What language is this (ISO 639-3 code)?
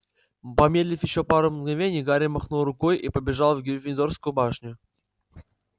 rus